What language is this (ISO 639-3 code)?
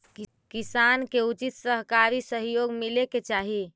mag